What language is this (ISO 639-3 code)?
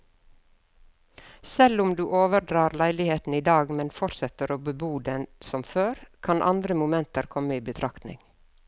nor